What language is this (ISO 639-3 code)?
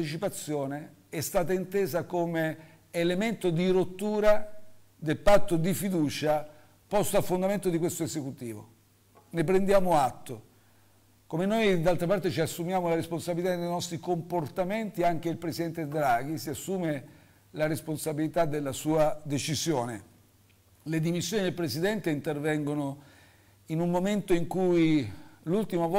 ita